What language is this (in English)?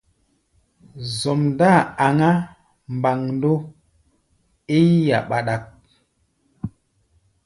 Gbaya